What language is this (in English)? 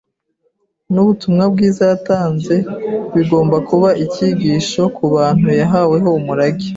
Kinyarwanda